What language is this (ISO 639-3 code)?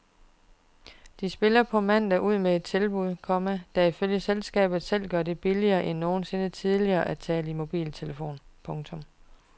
dan